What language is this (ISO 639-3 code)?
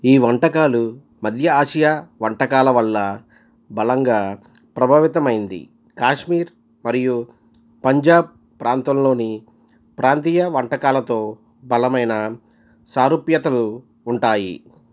tel